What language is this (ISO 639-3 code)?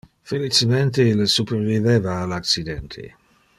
ina